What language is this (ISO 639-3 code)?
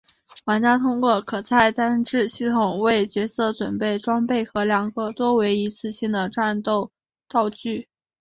zho